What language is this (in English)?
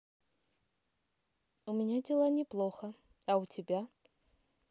Russian